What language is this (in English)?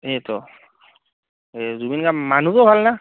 Assamese